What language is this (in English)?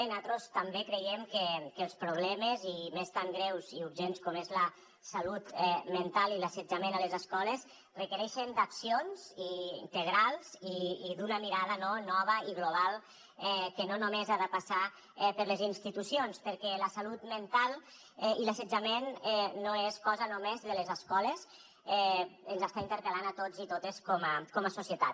Catalan